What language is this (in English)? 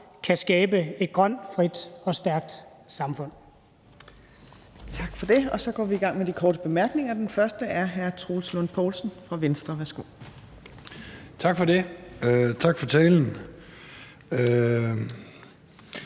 Danish